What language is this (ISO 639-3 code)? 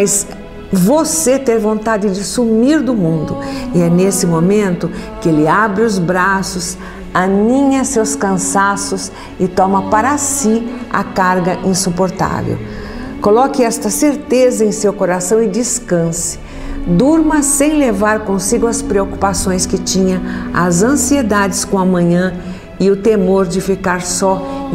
por